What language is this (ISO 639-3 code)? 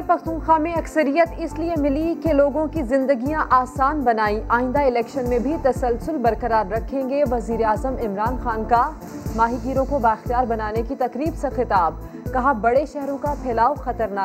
urd